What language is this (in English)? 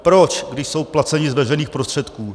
Czech